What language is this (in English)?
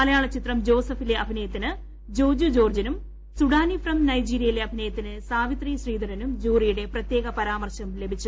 Malayalam